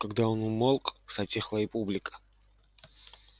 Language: Russian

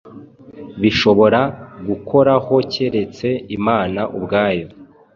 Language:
Kinyarwanda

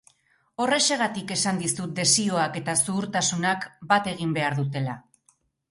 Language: Basque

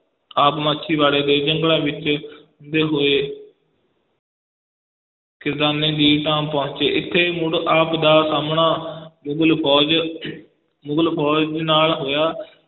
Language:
Punjabi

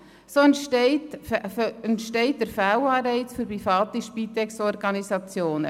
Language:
Swiss German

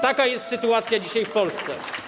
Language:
Polish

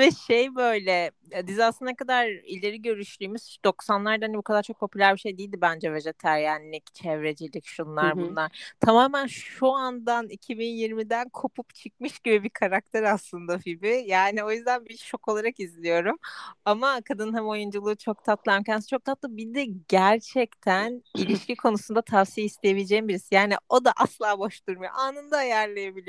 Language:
Turkish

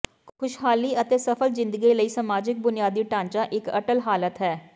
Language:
Punjabi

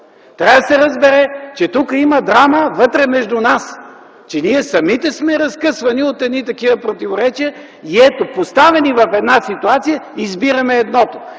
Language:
Bulgarian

